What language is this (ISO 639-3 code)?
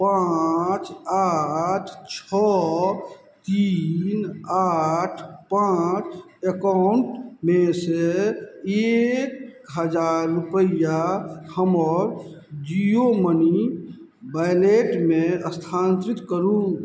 mai